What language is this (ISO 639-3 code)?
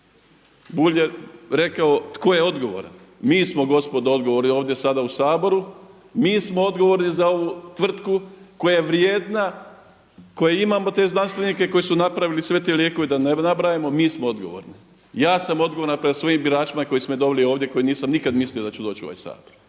hrv